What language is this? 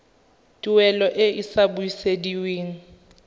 Tswana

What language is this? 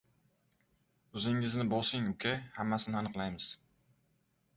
Uzbek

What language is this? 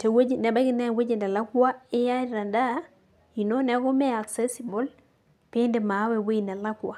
Masai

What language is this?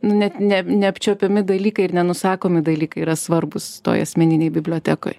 Lithuanian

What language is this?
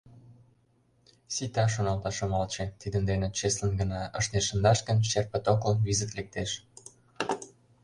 Mari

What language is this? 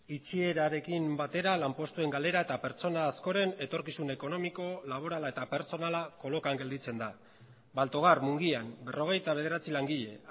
Basque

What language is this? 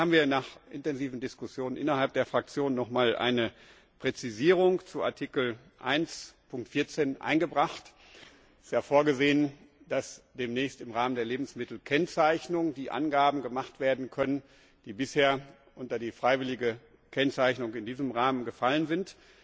German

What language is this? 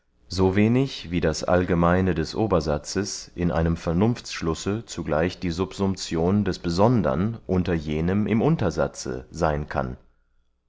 German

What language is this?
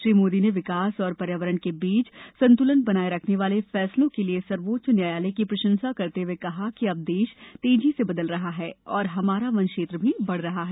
Hindi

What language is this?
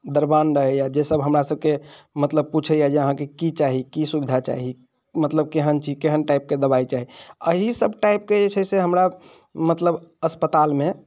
Maithili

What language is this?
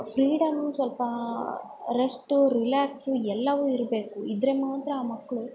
Kannada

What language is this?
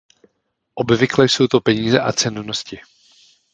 Czech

